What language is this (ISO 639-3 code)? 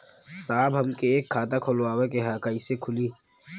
bho